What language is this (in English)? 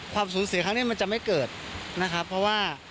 Thai